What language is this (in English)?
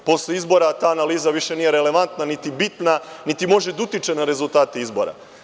Serbian